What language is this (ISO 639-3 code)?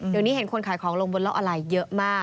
tha